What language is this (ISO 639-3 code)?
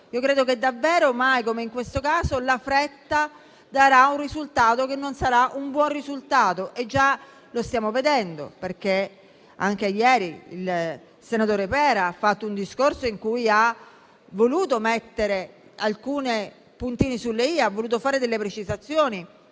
ita